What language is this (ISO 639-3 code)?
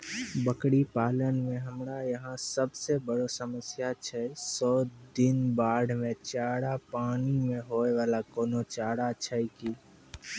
mai